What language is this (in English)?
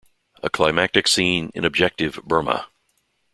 English